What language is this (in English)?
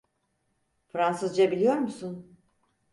Turkish